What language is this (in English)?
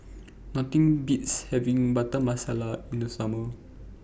English